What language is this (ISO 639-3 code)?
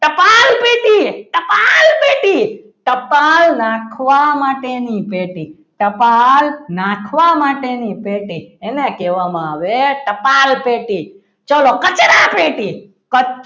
guj